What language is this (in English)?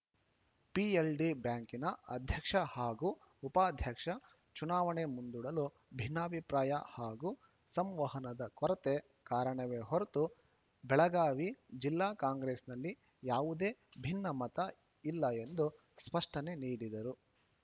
Kannada